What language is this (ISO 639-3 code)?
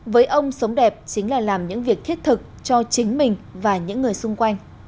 vie